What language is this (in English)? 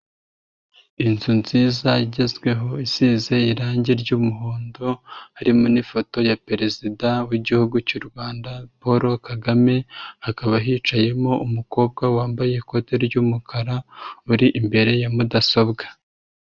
Kinyarwanda